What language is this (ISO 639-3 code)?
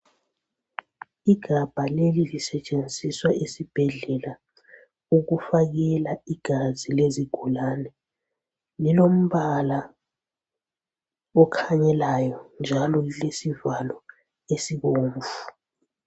nde